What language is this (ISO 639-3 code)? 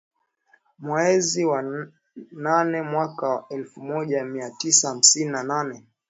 swa